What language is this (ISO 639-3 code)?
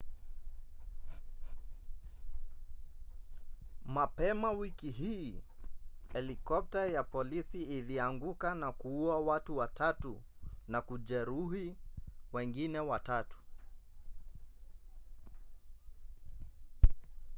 swa